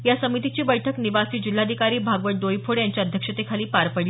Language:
Marathi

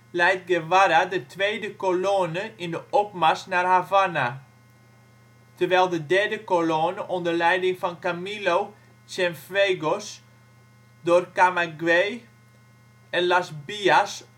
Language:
Dutch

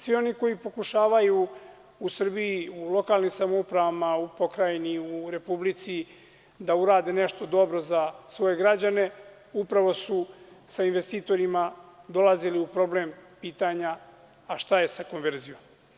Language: Serbian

